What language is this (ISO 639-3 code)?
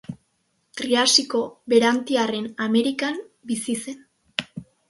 eus